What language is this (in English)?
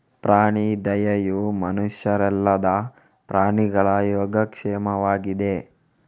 Kannada